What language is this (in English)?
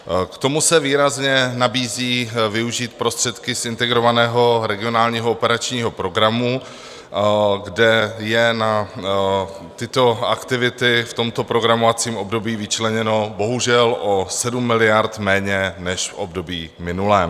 Czech